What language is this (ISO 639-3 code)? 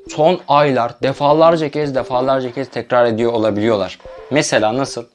tur